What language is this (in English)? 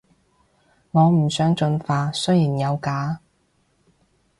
Cantonese